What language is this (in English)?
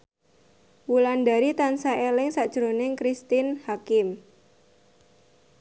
Javanese